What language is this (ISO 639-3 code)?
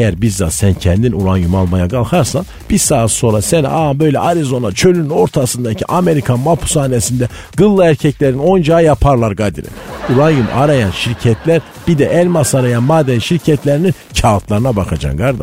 tur